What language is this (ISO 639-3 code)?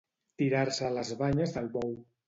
cat